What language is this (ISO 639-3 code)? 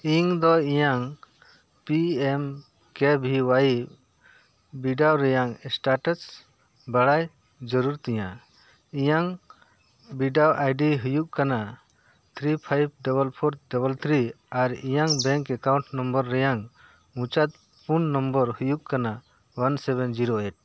sat